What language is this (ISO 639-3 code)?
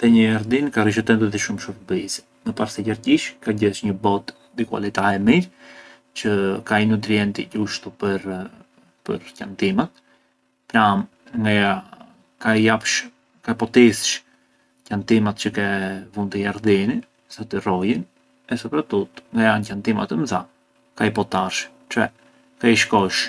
aae